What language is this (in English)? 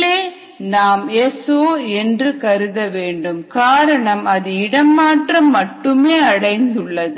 Tamil